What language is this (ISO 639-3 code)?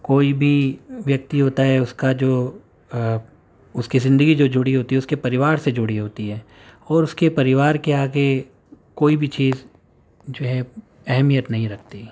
urd